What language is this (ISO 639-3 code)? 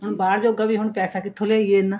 pan